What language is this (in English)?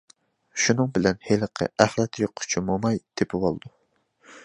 Uyghur